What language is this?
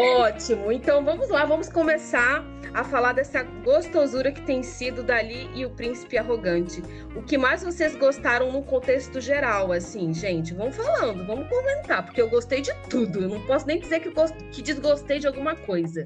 Portuguese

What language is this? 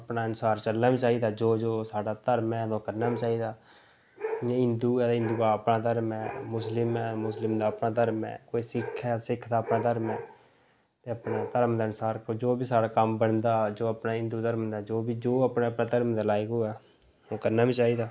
Dogri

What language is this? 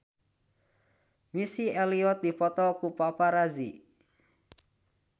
Sundanese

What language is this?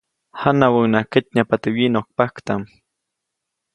Copainalá Zoque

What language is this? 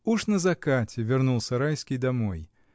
Russian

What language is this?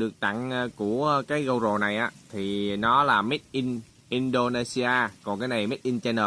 Vietnamese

